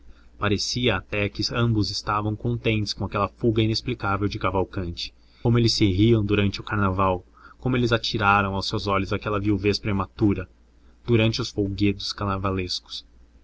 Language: Portuguese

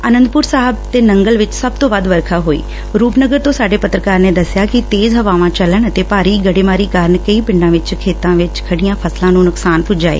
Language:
Punjabi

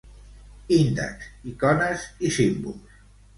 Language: Catalan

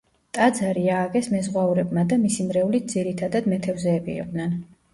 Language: Georgian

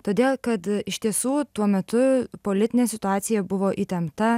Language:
Lithuanian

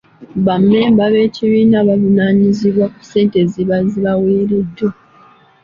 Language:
Ganda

